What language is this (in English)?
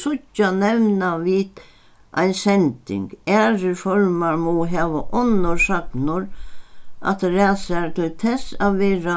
Faroese